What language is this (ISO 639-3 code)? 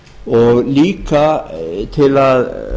isl